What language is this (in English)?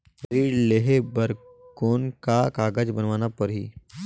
Chhattisgarhi